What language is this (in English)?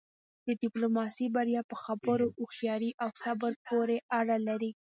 Pashto